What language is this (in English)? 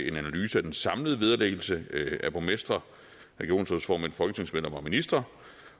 Danish